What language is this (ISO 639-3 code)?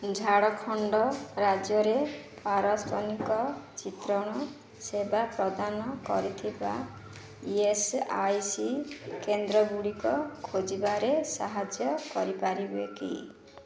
ori